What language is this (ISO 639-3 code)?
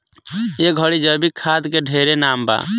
bho